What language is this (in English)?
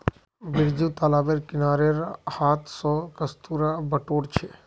Magahi